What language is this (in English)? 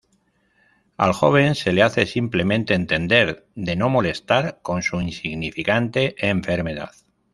Spanish